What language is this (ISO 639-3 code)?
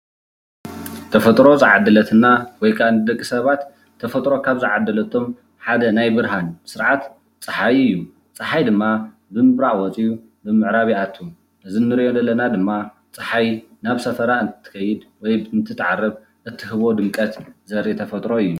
tir